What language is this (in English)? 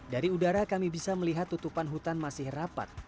Indonesian